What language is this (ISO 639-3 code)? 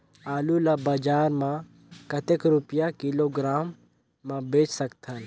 hne